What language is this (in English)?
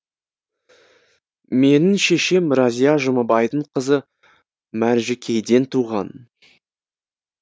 Kazakh